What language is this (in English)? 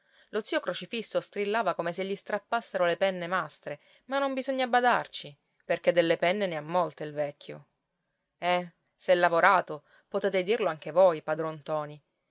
Italian